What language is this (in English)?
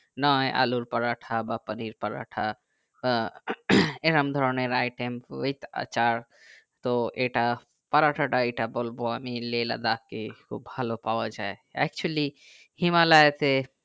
Bangla